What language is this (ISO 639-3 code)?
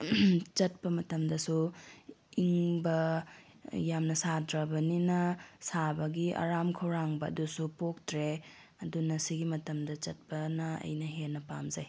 mni